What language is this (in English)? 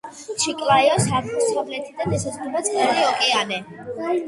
Georgian